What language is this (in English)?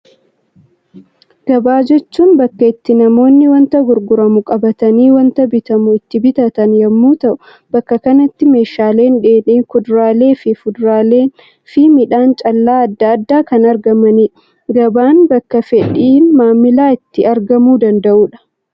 Oromo